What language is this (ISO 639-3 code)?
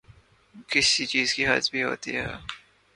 urd